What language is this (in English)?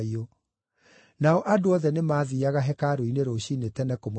Kikuyu